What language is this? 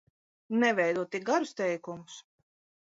Latvian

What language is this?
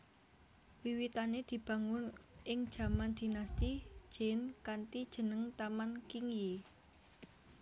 Javanese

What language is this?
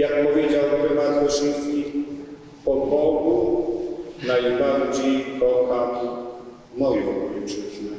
Polish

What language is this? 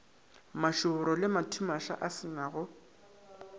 Northern Sotho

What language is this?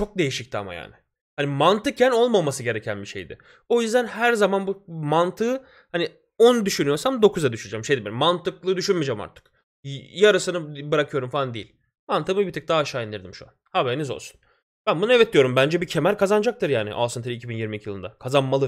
Turkish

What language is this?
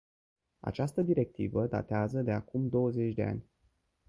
Romanian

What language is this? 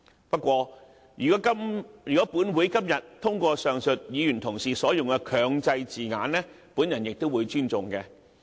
Cantonese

